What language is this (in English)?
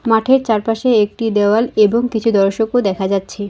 Bangla